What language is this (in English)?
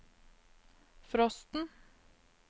Norwegian